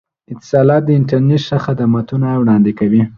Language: Pashto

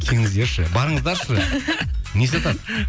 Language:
Kazakh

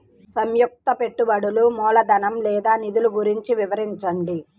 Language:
Telugu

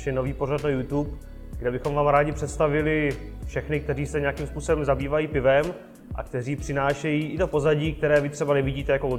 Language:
Czech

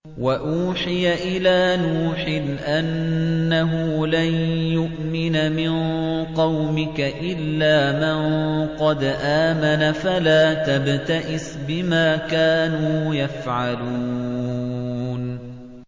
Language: Arabic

